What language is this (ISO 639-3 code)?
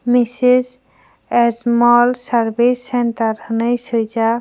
trp